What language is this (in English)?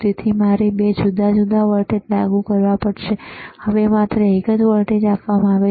Gujarati